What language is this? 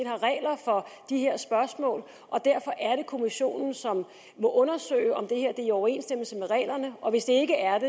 Danish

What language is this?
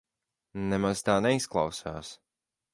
Latvian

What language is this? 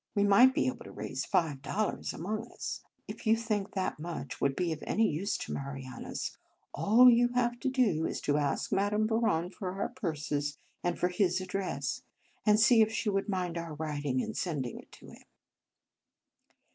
English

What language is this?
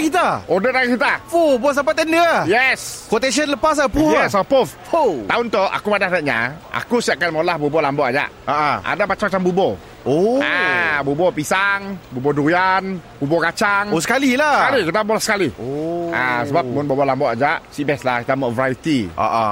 Malay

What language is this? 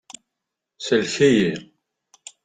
Kabyle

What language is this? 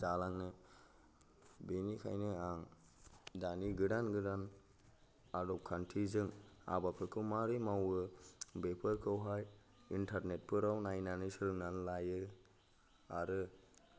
Bodo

